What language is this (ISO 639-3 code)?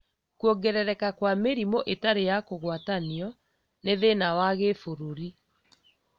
kik